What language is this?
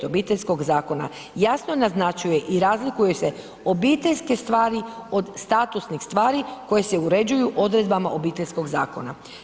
Croatian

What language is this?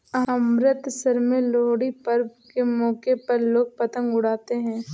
Hindi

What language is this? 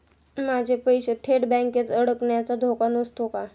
Marathi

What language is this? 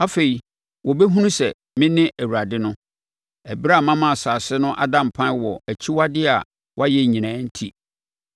Akan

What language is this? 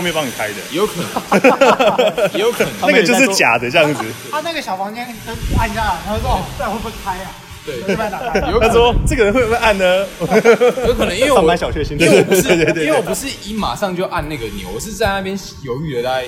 Chinese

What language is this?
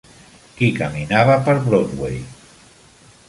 Catalan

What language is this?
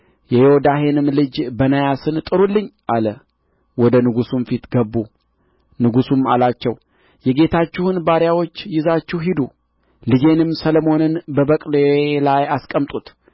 Amharic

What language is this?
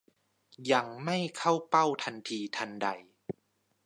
Thai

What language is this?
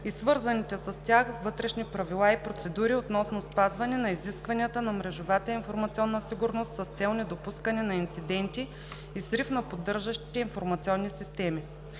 Bulgarian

